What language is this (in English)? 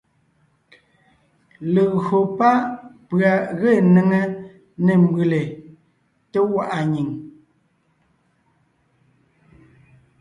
Ngiemboon